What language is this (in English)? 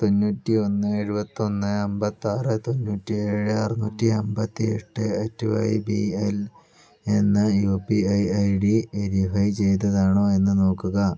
Malayalam